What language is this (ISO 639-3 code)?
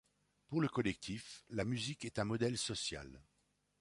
fra